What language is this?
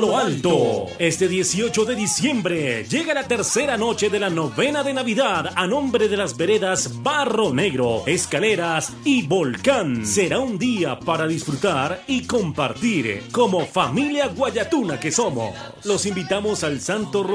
Spanish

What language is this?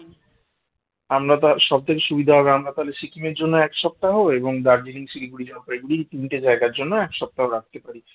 Bangla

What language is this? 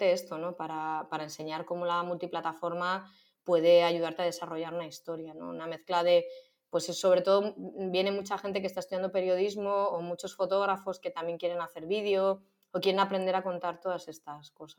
Spanish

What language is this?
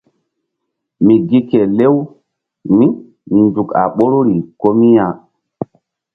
Mbum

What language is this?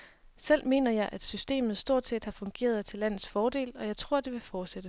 Danish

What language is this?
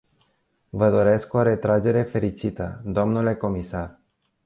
Romanian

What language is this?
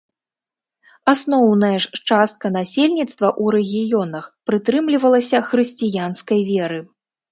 Belarusian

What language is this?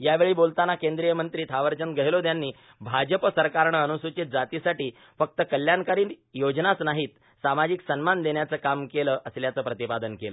Marathi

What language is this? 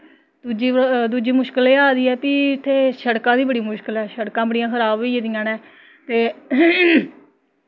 Dogri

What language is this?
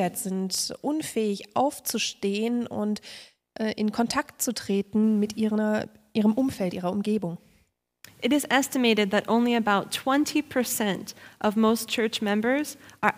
German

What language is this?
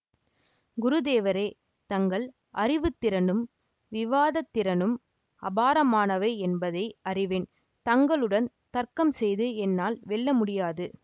Tamil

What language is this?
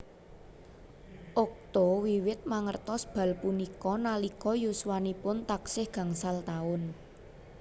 Javanese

